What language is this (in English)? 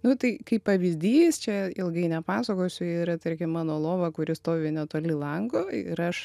Lithuanian